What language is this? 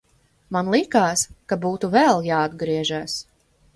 Latvian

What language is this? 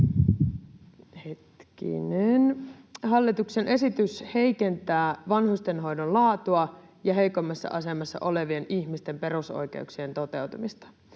Finnish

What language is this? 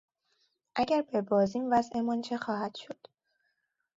Persian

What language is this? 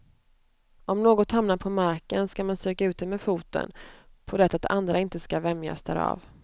Swedish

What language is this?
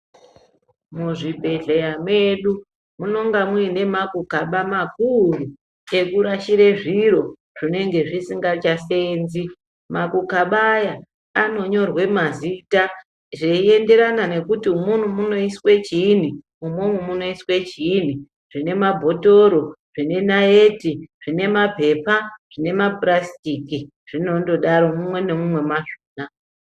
Ndau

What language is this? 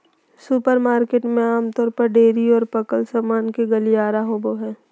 Magahi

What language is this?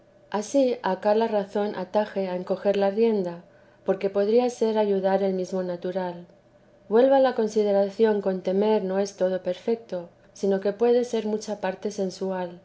Spanish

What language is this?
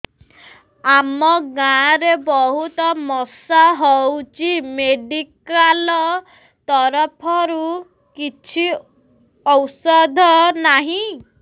Odia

